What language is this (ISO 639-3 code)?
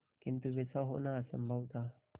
hin